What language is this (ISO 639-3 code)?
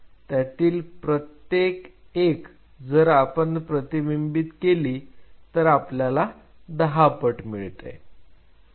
mar